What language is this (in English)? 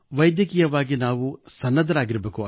Kannada